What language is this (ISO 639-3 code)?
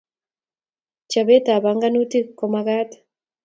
kln